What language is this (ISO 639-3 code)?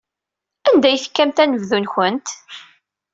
kab